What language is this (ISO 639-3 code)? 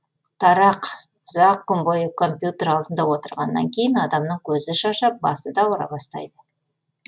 kaz